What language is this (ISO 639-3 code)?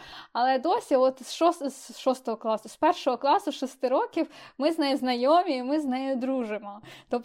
ukr